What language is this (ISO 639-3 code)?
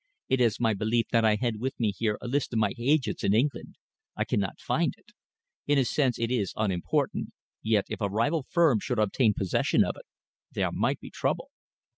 eng